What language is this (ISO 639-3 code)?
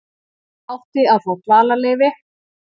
isl